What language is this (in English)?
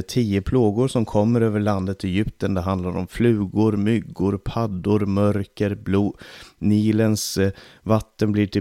Swedish